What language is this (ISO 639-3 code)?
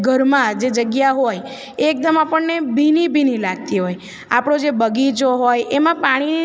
guj